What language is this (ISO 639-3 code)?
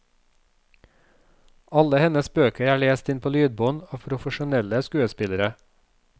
nor